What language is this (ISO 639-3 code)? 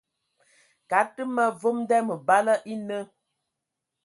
ewo